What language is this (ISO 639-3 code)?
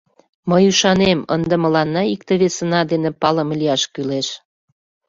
chm